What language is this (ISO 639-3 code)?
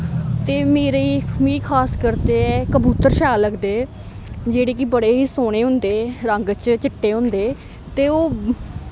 doi